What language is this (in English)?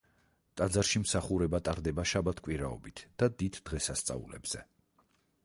Georgian